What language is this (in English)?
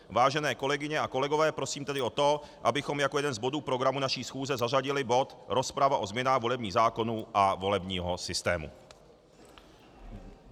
Czech